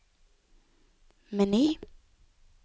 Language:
Norwegian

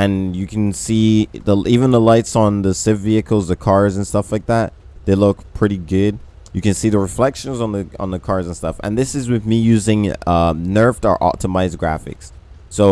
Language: English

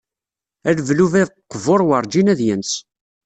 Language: Kabyle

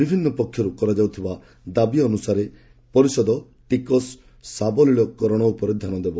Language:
Odia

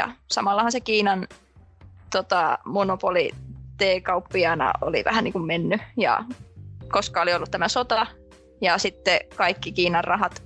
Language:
Finnish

